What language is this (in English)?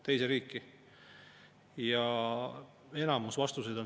Estonian